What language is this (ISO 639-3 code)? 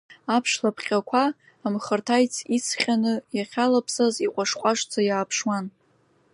abk